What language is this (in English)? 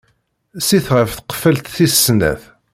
Kabyle